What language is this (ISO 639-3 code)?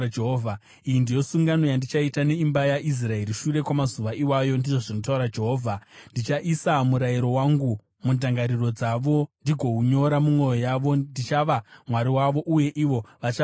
sna